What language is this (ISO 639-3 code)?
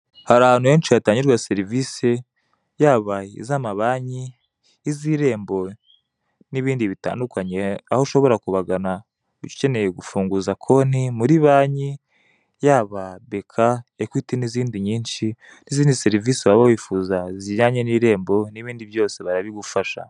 kin